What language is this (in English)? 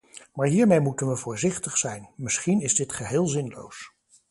Dutch